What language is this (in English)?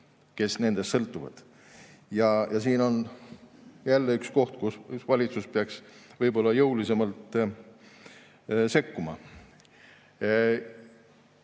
Estonian